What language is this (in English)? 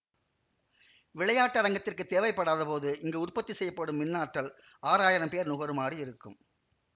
Tamil